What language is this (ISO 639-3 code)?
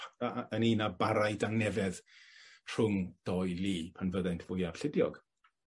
cym